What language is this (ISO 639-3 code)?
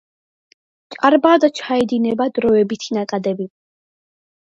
kat